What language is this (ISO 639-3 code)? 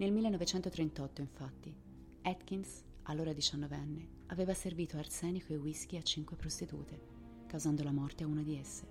ita